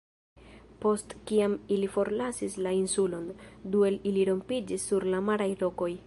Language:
Esperanto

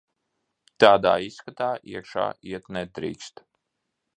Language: Latvian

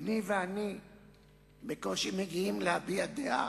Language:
Hebrew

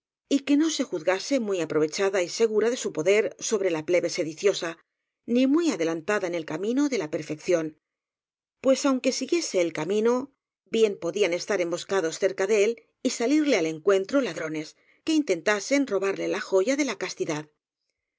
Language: Spanish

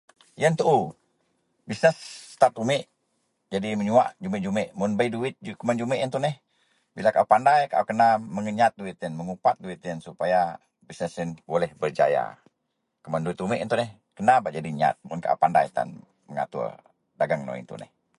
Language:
Central Melanau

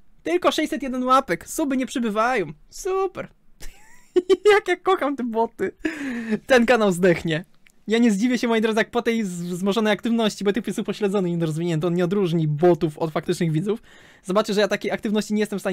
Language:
Polish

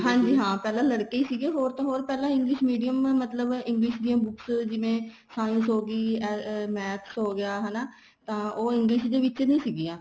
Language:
Punjabi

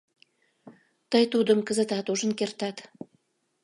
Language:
Mari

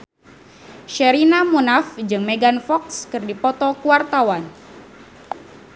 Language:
Sundanese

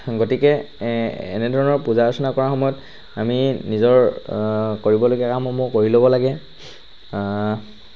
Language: Assamese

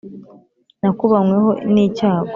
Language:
Kinyarwanda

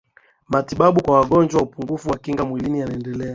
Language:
Swahili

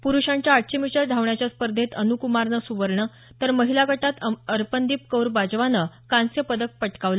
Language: Marathi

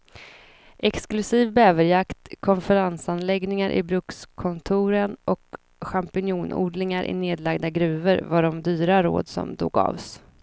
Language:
Swedish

